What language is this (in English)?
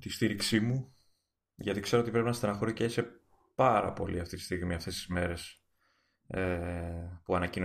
Greek